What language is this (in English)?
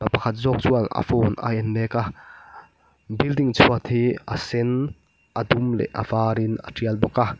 Mizo